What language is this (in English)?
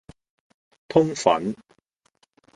Cantonese